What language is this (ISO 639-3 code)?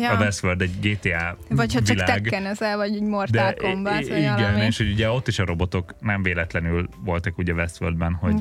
hun